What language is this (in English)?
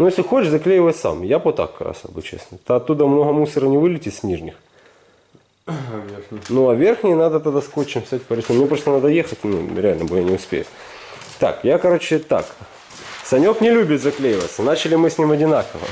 Russian